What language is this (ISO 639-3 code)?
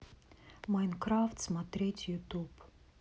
rus